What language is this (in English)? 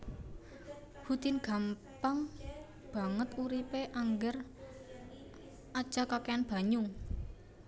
Javanese